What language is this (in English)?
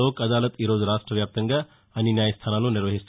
Telugu